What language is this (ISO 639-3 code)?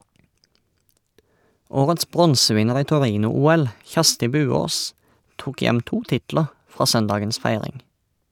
nor